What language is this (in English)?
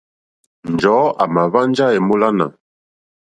Mokpwe